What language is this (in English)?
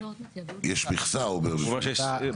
Hebrew